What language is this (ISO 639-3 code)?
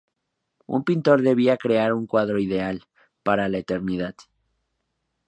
spa